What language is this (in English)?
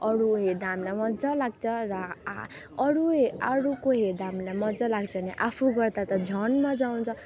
Nepali